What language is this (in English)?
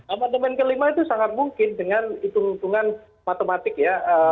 Indonesian